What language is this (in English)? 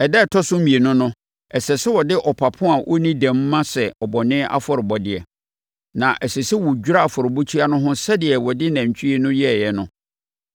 Akan